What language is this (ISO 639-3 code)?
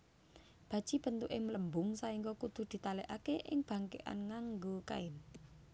jav